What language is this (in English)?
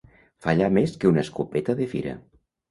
Catalan